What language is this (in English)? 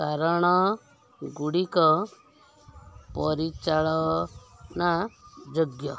Odia